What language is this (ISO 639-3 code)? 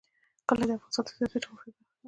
pus